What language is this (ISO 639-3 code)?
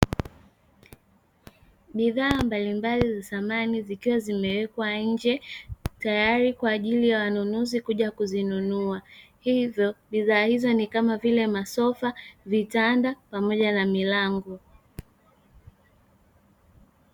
swa